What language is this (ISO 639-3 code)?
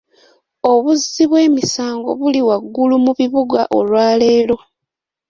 lug